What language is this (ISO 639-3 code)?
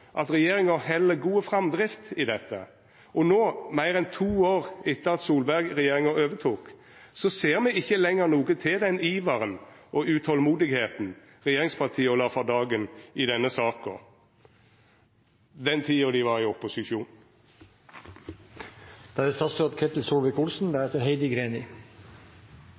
nor